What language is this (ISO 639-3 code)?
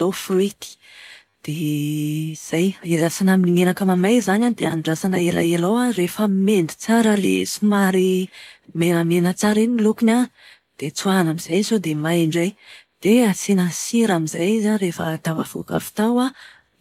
mlg